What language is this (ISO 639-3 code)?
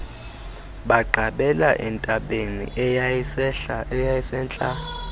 xho